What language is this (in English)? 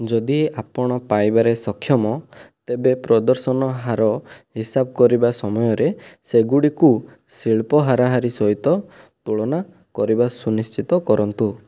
Odia